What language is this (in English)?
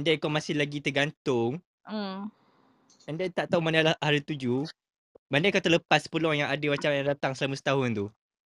Malay